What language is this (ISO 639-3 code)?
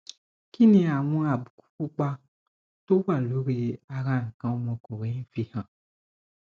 yor